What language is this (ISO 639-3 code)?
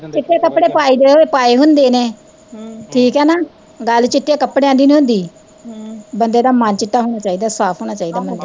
pan